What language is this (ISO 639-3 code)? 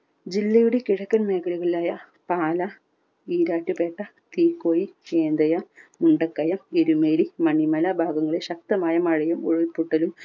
mal